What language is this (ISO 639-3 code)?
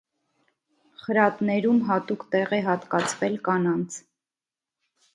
hye